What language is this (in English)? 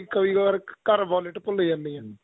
Punjabi